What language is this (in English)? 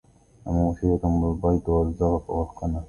Arabic